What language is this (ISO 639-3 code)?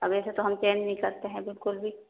urd